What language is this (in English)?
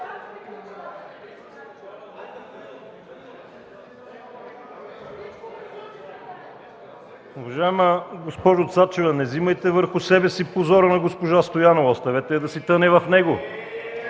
Bulgarian